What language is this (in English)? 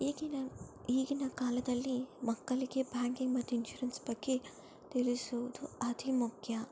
Kannada